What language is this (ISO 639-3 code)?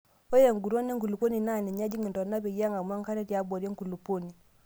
mas